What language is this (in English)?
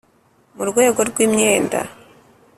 Kinyarwanda